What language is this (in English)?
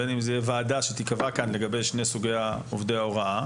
Hebrew